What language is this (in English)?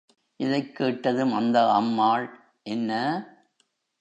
Tamil